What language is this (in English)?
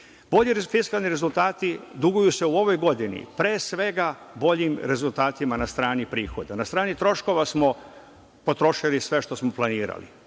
Serbian